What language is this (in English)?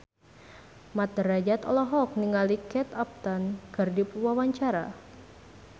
Sundanese